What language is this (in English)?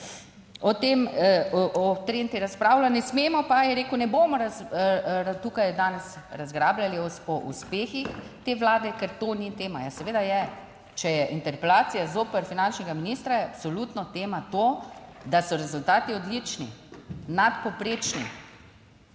Slovenian